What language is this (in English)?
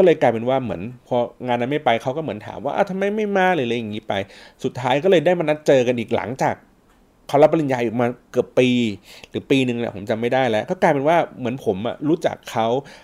Thai